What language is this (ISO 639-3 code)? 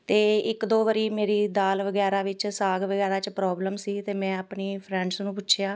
pan